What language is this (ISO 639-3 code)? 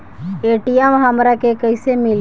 bho